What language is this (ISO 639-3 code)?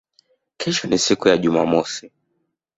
swa